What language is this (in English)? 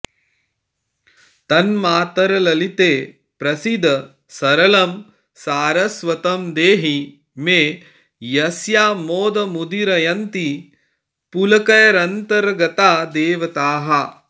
Sanskrit